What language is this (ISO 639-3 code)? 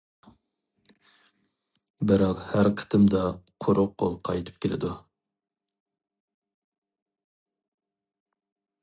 uig